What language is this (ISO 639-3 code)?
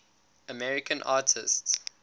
eng